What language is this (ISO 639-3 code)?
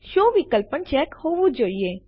guj